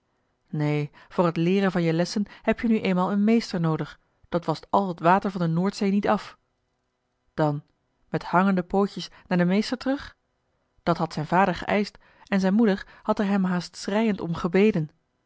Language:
Dutch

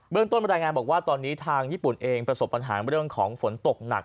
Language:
Thai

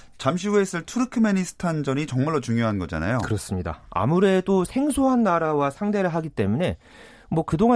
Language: Korean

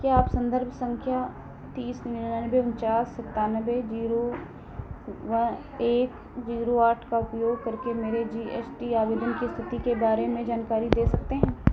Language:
Hindi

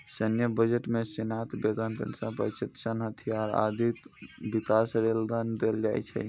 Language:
Maithili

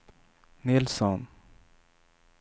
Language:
Swedish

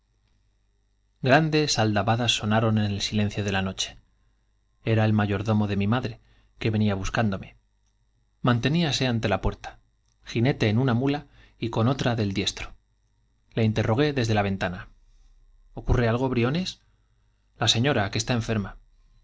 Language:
Spanish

